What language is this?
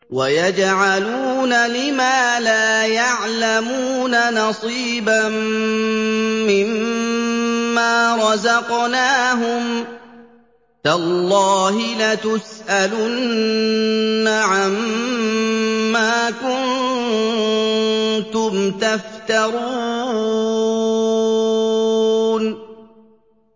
Arabic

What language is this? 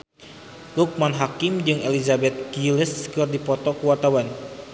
Sundanese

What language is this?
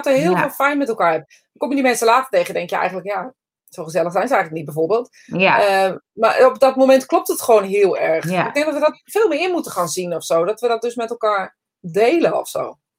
Dutch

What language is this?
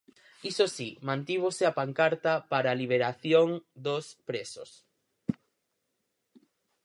Galician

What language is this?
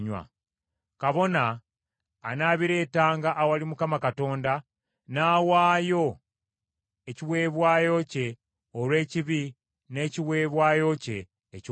Ganda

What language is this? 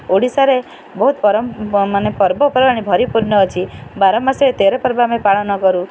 Odia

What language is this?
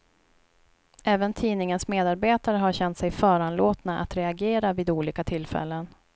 Swedish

